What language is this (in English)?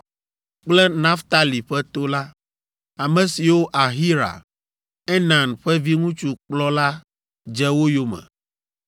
Ewe